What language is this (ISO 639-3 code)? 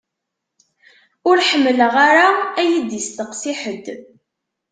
kab